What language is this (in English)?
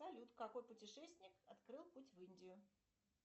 Russian